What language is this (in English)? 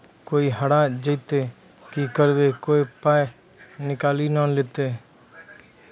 Maithili